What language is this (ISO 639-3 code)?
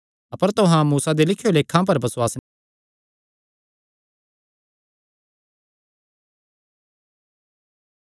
xnr